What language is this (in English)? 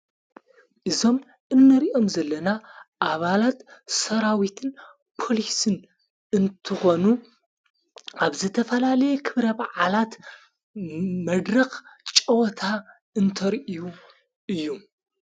Tigrinya